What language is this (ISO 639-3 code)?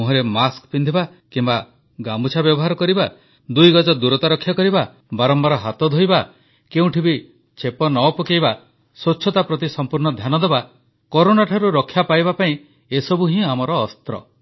ori